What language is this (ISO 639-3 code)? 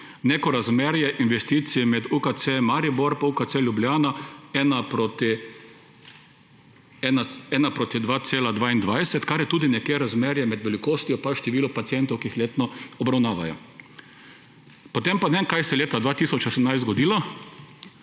slv